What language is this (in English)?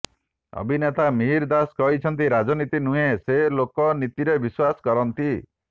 Odia